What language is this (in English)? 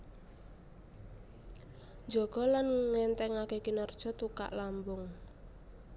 Javanese